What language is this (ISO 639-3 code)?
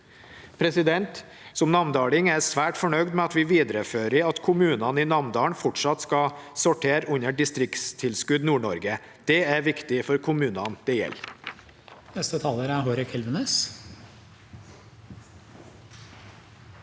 nor